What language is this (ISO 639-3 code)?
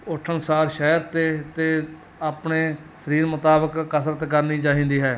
pan